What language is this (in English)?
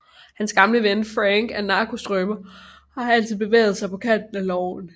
Danish